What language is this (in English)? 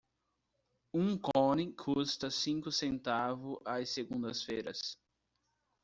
Portuguese